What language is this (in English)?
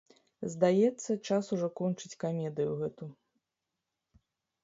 Belarusian